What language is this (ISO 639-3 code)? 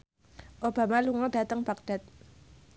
jav